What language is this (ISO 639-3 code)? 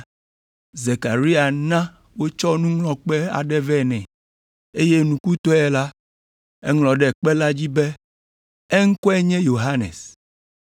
ewe